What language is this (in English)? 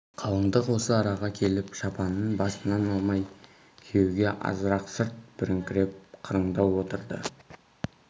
Kazakh